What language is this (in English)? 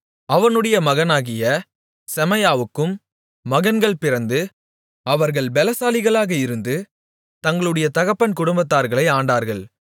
Tamil